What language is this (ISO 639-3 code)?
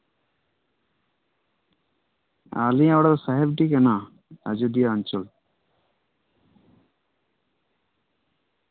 sat